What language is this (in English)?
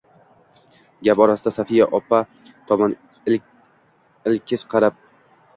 Uzbek